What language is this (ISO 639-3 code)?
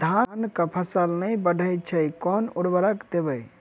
mai